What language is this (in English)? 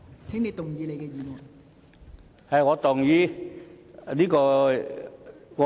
Cantonese